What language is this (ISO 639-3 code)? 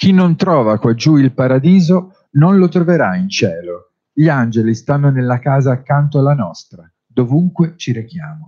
ita